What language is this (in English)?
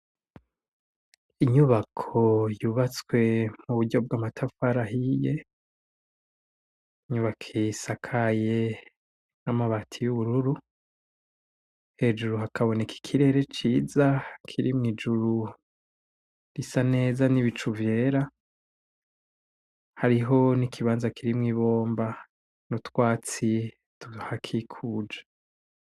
Rundi